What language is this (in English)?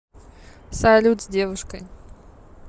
Russian